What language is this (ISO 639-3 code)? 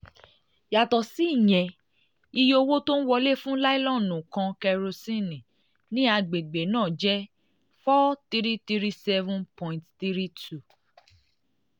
yor